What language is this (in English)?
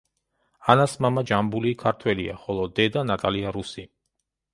Georgian